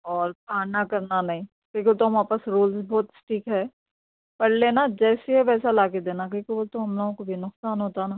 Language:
Urdu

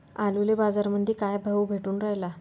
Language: Marathi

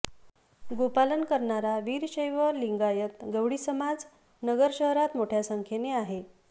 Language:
Marathi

